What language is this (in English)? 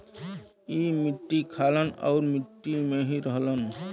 Bhojpuri